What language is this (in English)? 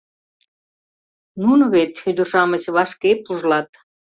Mari